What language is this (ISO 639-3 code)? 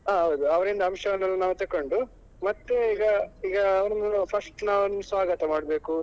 kan